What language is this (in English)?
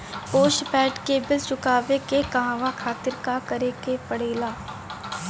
Bhojpuri